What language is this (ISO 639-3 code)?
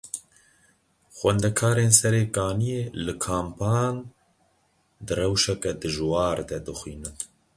kur